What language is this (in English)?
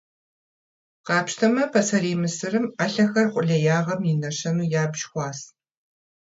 Kabardian